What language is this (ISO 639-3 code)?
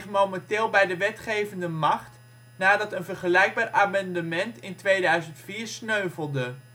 nld